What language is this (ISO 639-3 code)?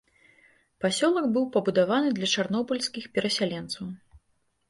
bel